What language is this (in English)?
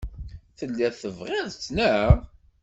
Kabyle